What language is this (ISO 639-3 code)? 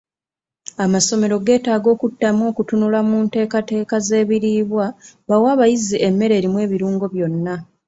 lug